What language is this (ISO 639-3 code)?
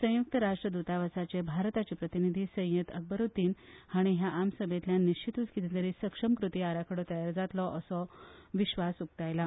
kok